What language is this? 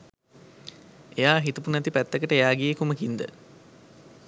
Sinhala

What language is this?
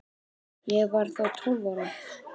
Icelandic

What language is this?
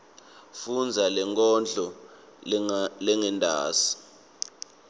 Swati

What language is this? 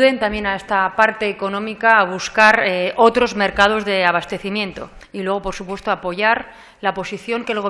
Spanish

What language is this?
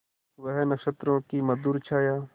Hindi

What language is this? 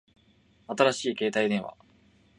Japanese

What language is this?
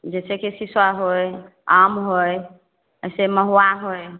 Maithili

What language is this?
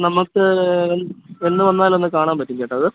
Malayalam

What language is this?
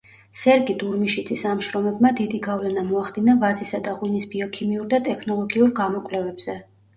Georgian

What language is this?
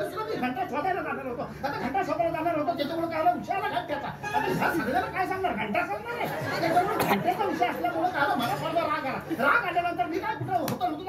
Marathi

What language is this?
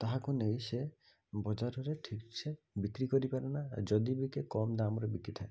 Odia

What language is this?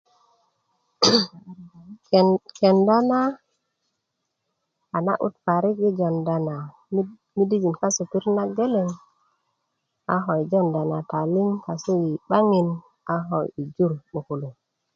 Kuku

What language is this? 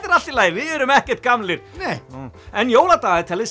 Icelandic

